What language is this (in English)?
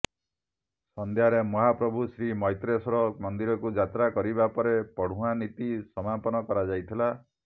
Odia